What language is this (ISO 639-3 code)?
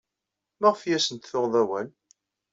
kab